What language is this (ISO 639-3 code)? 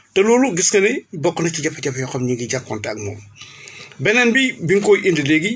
wol